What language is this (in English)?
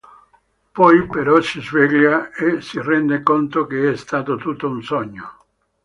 Italian